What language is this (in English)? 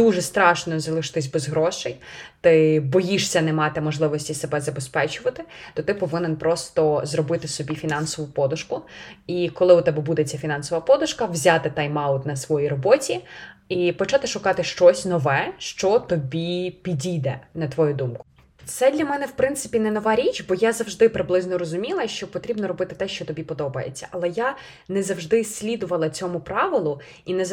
Ukrainian